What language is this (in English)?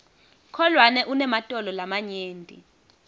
Swati